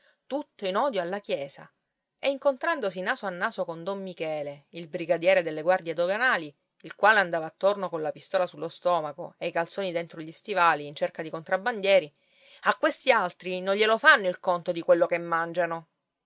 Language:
Italian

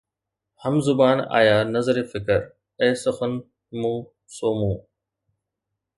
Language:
Sindhi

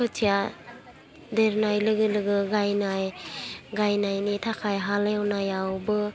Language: Bodo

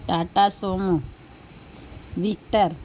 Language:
Urdu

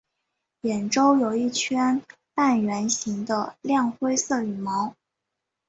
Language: Chinese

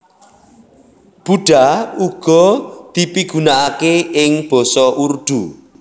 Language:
Javanese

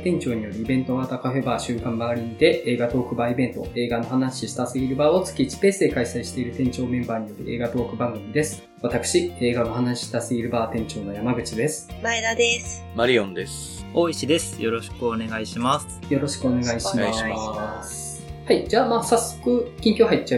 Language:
Japanese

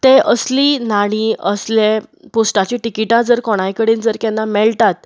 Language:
Konkani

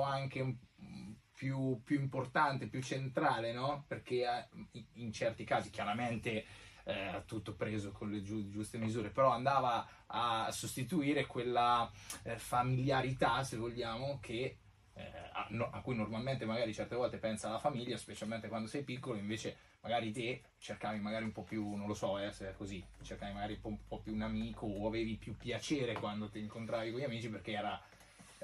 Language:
Italian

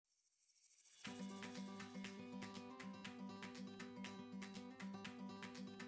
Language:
Italian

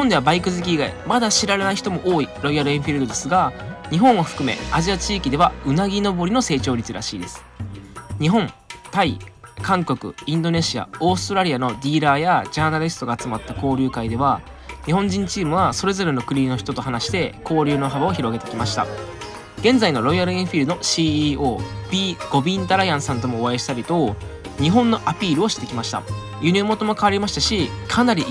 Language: Japanese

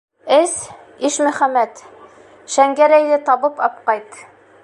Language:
Bashkir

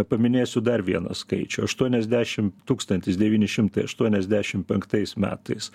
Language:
Lithuanian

